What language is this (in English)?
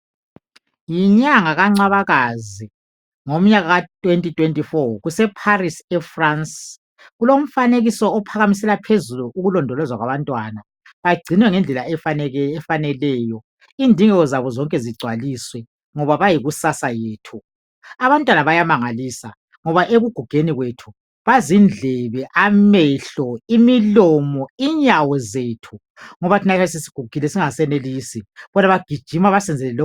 North Ndebele